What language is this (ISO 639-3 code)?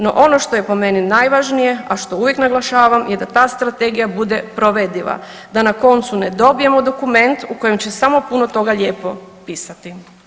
hrv